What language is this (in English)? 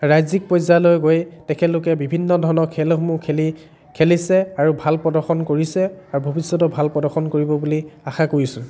Assamese